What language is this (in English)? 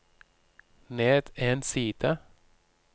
Norwegian